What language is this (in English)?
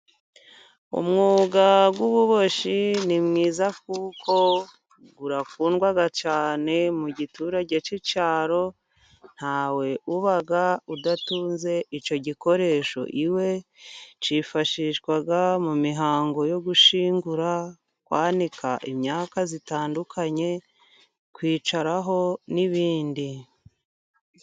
Kinyarwanda